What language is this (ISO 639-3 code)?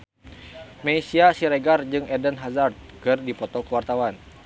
sun